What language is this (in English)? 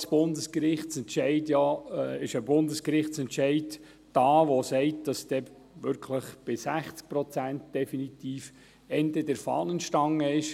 Swiss German